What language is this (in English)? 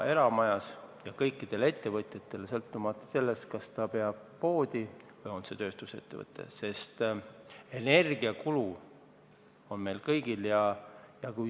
Estonian